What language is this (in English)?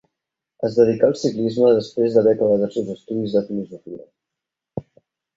Catalan